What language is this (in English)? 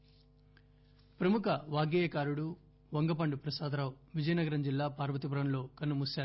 Telugu